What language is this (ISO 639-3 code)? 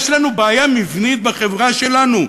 heb